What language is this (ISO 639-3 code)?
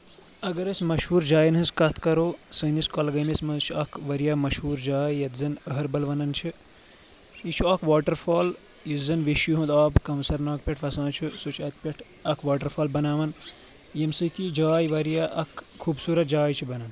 kas